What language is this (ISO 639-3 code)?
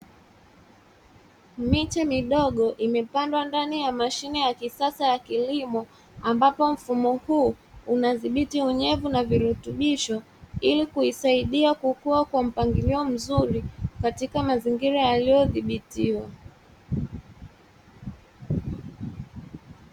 swa